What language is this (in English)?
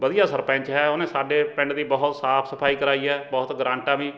Punjabi